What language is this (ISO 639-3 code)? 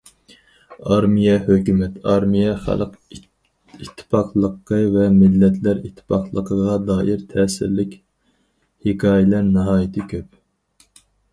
uig